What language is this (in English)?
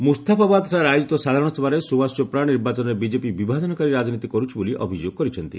Odia